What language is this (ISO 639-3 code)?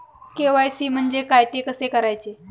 mar